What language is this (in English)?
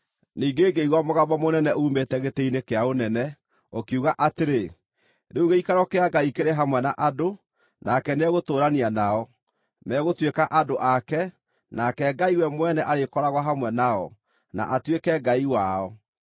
Kikuyu